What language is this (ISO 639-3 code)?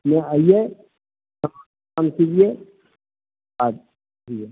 mai